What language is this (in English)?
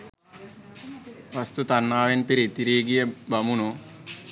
Sinhala